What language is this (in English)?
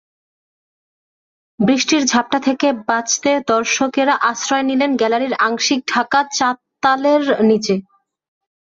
Bangla